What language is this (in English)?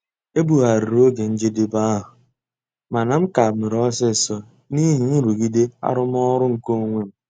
Igbo